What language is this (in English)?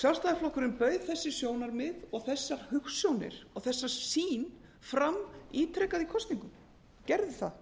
Icelandic